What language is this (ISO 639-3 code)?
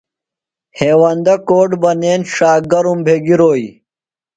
phl